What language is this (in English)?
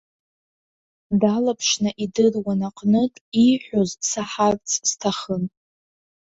Abkhazian